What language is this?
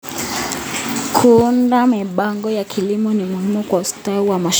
Kalenjin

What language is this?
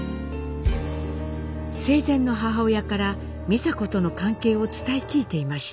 Japanese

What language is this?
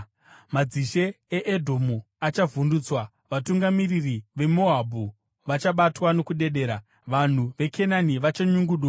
Shona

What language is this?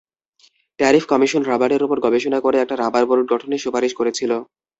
Bangla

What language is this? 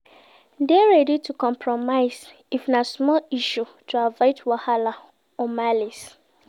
Nigerian Pidgin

